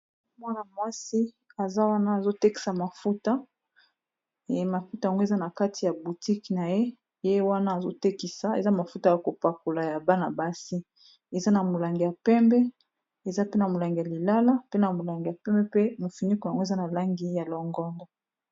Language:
Lingala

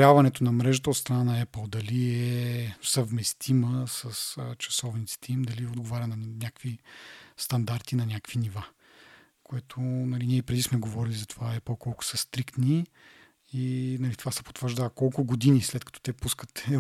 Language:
Bulgarian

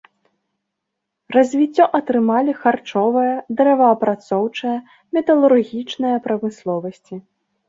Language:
Belarusian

